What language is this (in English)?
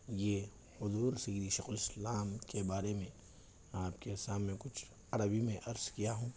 Urdu